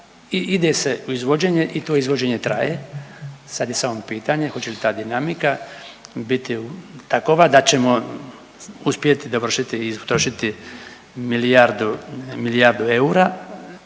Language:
Croatian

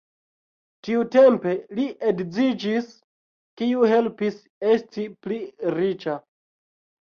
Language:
Esperanto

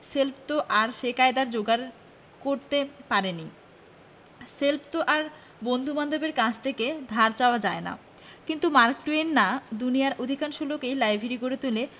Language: Bangla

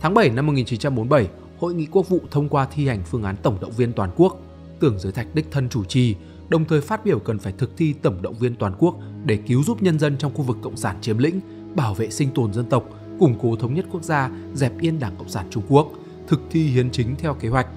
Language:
Vietnamese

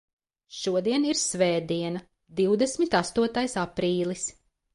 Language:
Latvian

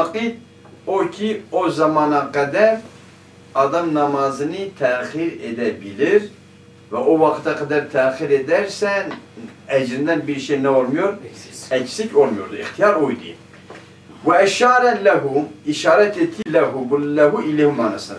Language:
Turkish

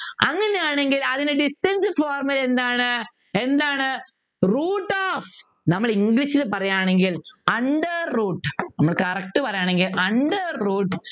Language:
Malayalam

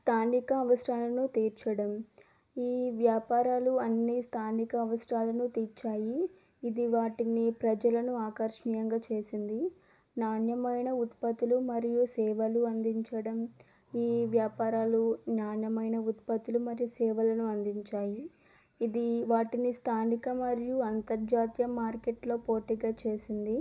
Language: Telugu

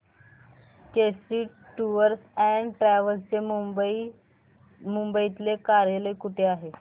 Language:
Marathi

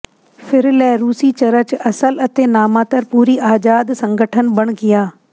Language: Punjabi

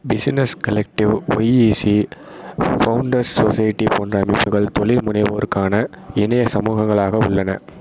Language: Tamil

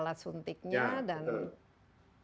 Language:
Indonesian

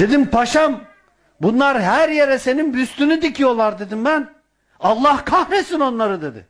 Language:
Turkish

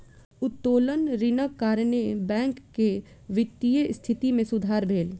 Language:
Maithili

